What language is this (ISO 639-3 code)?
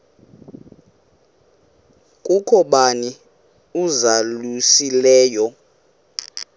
xho